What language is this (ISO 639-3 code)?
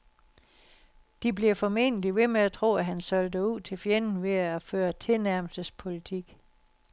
dan